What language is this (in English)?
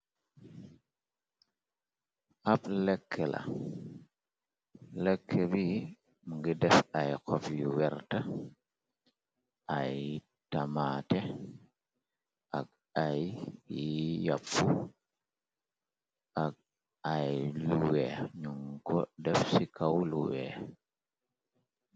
Wolof